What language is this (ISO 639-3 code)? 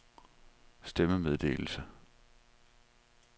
dan